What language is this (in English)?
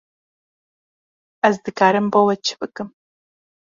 Kurdish